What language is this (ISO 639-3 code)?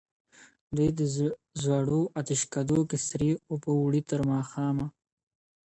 pus